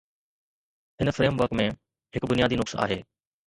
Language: Sindhi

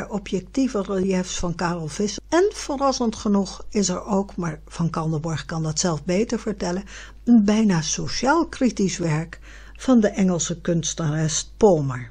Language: Dutch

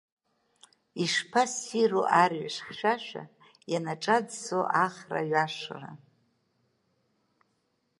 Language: Abkhazian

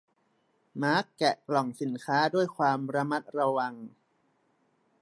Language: Thai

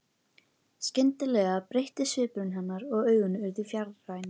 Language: Icelandic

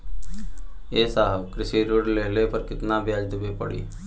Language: Bhojpuri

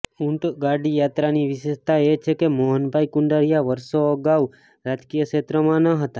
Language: Gujarati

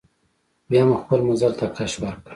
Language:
Pashto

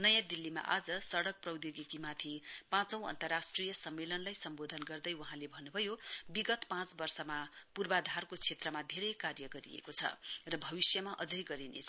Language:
Nepali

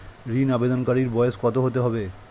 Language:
Bangla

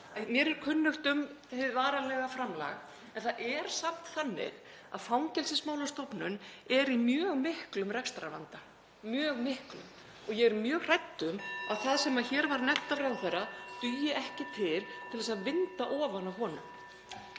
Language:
Icelandic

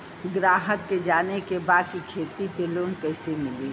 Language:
Bhojpuri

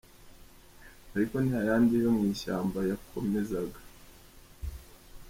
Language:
Kinyarwanda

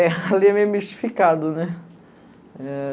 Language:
Portuguese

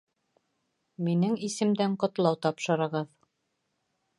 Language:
Bashkir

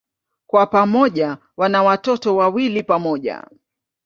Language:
Swahili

